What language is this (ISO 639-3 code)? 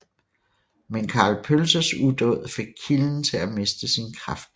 dan